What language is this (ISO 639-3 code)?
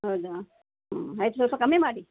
kan